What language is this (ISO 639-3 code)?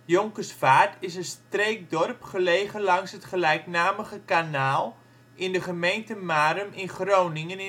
nld